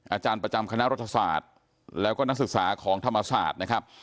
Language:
Thai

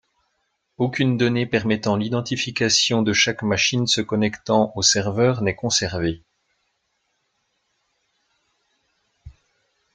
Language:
French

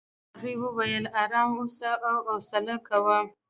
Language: Pashto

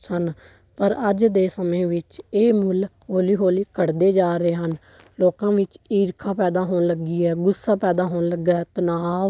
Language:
Punjabi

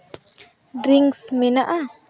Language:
Santali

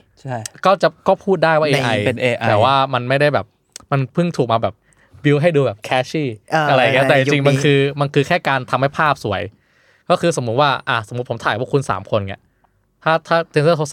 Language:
Thai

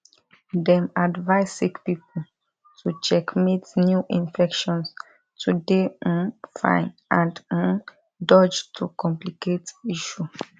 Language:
Nigerian Pidgin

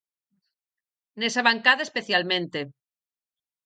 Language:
Galician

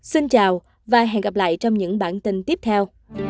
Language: Vietnamese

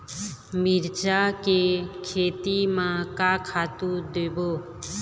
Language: Chhattisgarhi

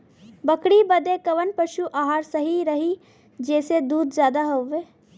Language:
Bhojpuri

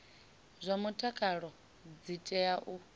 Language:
Venda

